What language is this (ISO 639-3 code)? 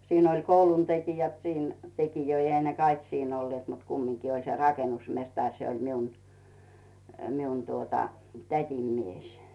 fin